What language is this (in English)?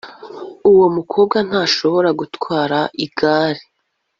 Kinyarwanda